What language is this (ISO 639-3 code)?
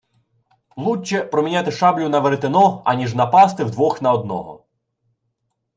ukr